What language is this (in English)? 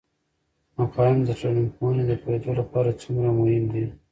Pashto